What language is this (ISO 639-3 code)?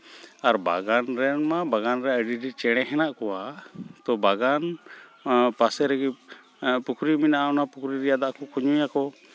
sat